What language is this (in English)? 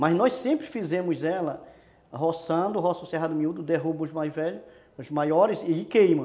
Portuguese